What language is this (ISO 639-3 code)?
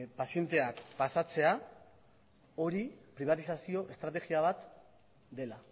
eus